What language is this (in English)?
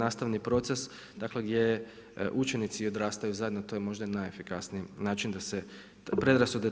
Croatian